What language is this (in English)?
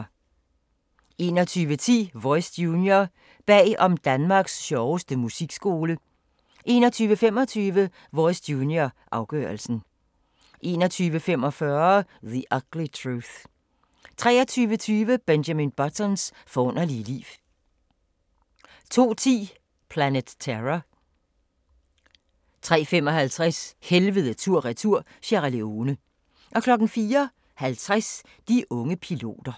Danish